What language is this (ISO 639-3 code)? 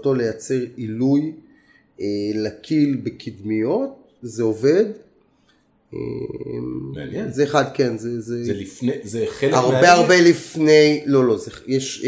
heb